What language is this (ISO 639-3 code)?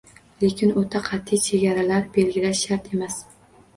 uzb